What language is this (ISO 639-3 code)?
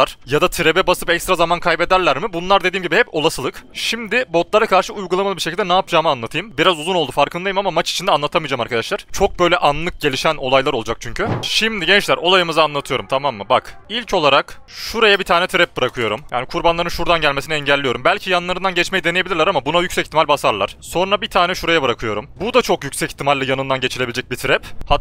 tur